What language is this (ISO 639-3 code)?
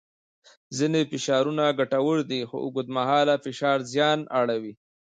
pus